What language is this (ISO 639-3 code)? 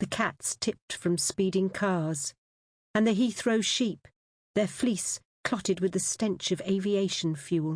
eng